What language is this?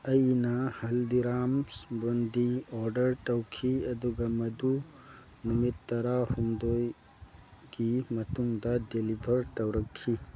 Manipuri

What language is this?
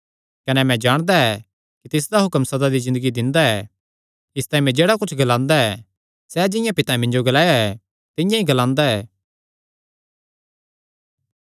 Kangri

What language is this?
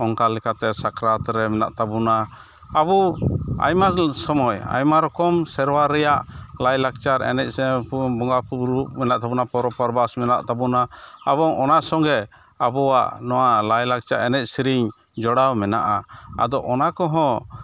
Santali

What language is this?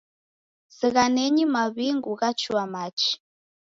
Taita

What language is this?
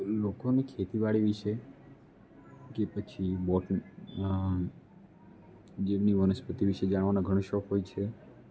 Gujarati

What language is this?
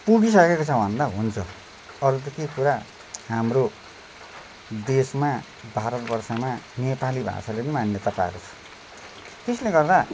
Nepali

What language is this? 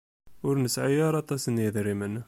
Kabyle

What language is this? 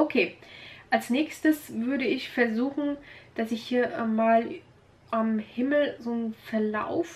German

